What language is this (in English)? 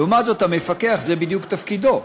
Hebrew